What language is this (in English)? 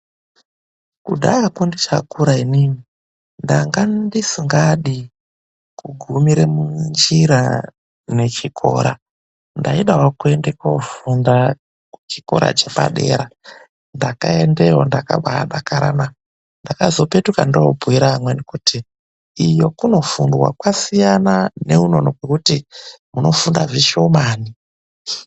Ndau